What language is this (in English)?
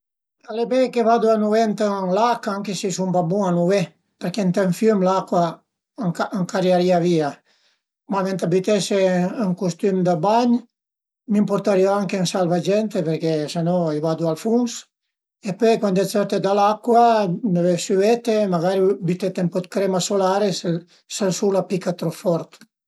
Piedmontese